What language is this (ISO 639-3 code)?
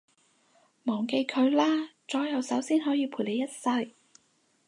yue